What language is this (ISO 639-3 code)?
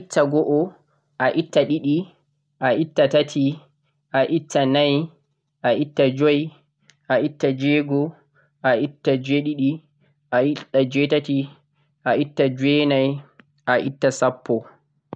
fuq